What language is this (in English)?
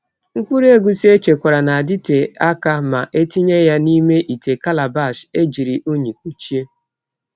Igbo